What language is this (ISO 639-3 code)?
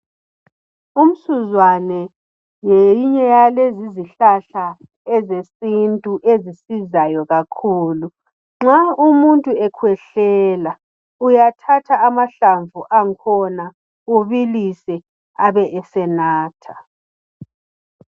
nde